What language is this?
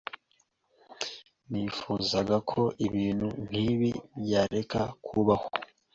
Kinyarwanda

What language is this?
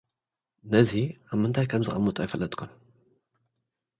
Tigrinya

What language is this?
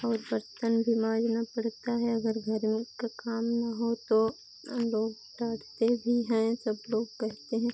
Hindi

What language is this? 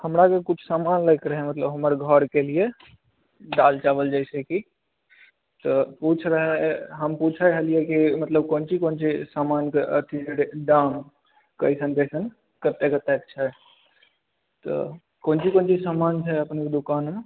Maithili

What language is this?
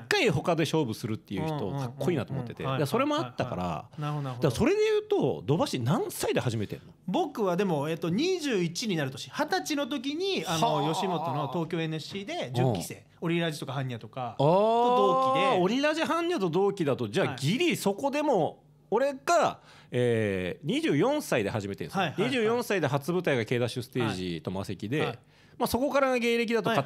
Japanese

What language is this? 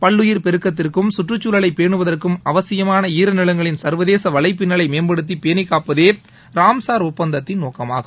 Tamil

